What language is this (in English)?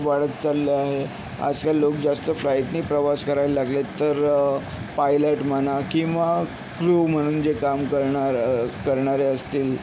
Marathi